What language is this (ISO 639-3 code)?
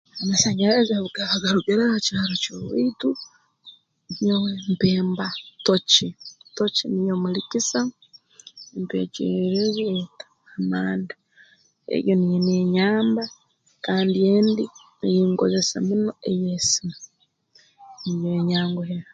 ttj